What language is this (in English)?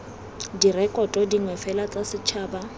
Tswana